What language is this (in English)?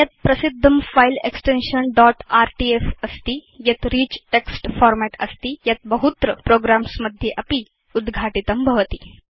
Sanskrit